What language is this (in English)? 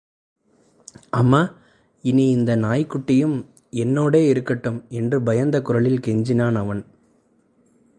Tamil